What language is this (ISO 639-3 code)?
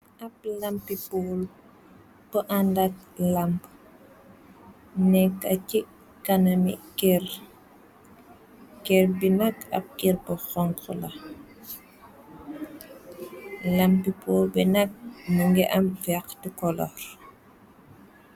wol